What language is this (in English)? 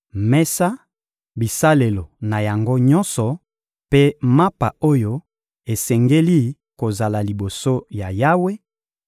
Lingala